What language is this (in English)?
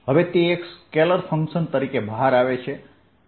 Gujarati